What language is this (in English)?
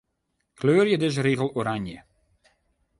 Western Frisian